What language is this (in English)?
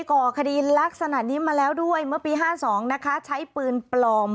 Thai